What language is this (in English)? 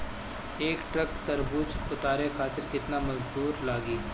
Bhojpuri